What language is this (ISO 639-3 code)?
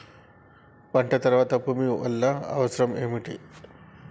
tel